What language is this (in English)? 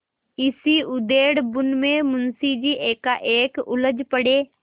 Hindi